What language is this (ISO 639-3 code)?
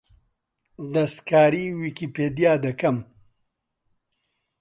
ckb